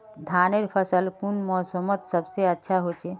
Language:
Magahi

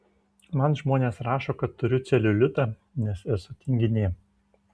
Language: Lithuanian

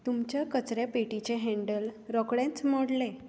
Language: Konkani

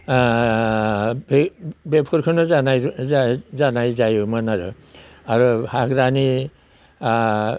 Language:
Bodo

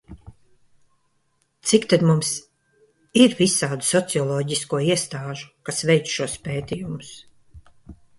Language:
Latvian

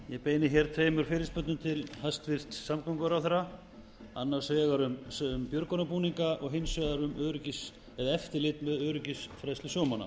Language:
Icelandic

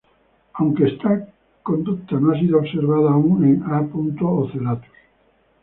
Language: Spanish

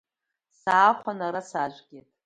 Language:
Abkhazian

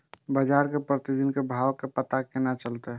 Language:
Maithili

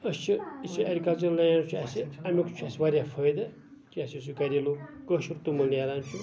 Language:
Kashmiri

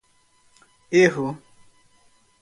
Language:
Portuguese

